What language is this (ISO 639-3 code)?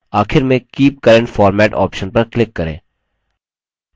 hin